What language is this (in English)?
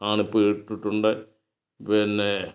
Malayalam